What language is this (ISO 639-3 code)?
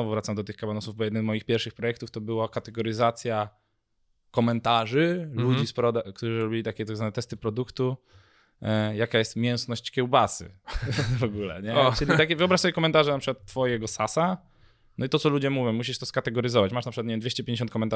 pol